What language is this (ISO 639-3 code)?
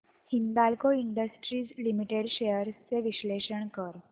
mar